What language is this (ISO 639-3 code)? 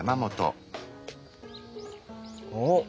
jpn